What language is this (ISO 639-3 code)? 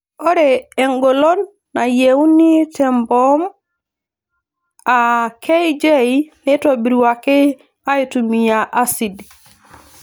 mas